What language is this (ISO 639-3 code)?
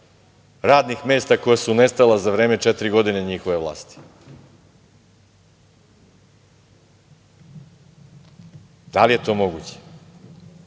srp